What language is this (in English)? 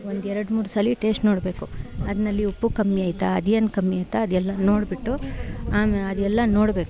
Kannada